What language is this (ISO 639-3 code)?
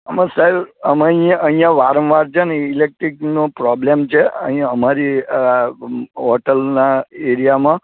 guj